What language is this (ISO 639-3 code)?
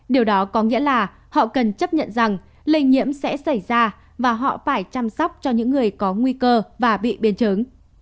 vie